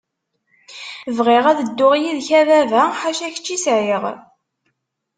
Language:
Kabyle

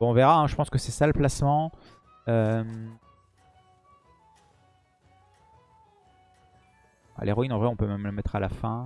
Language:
French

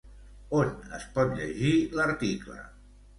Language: Catalan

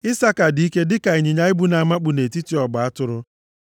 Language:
Igbo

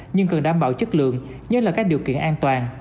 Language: Vietnamese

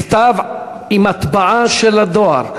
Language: Hebrew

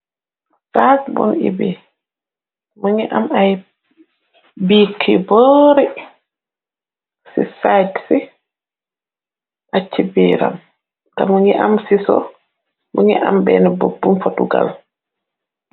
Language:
Wolof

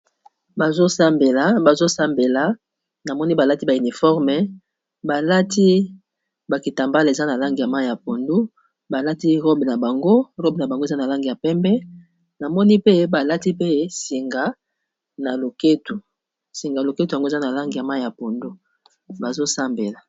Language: Lingala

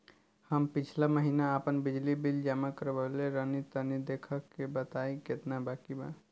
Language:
Bhojpuri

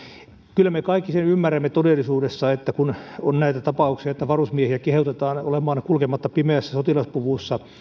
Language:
Finnish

